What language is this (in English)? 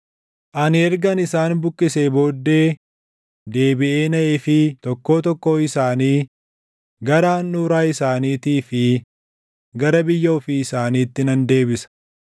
Oromo